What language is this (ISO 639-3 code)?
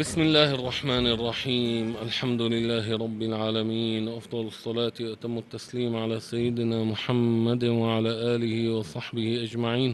ara